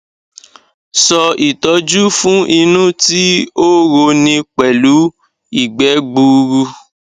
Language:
Yoruba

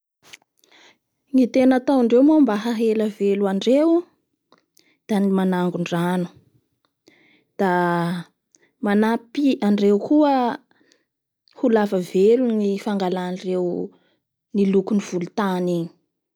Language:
Bara Malagasy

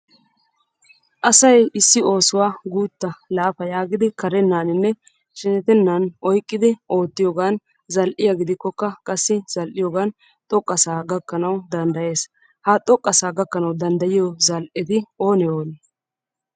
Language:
Wolaytta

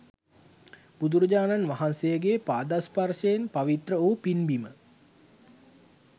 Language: Sinhala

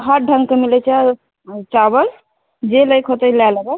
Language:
Maithili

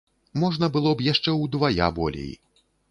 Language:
Belarusian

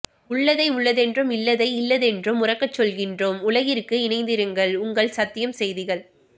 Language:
Tamil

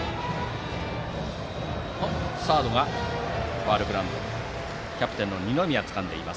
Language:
Japanese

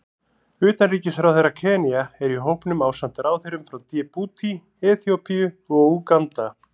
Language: Icelandic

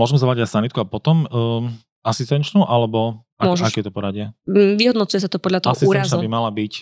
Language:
Slovak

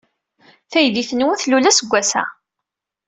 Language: Kabyle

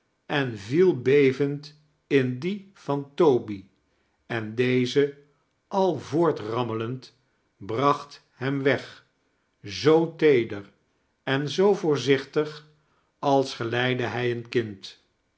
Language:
Dutch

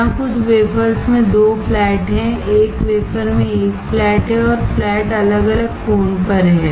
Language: Hindi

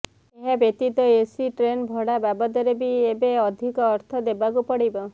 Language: Odia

